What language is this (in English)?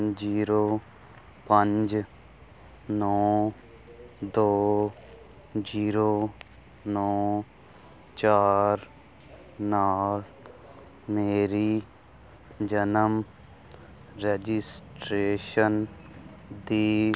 Punjabi